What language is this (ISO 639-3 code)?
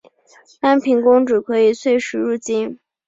zho